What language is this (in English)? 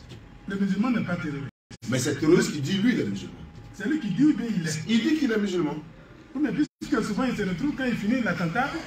French